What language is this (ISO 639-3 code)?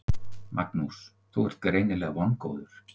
isl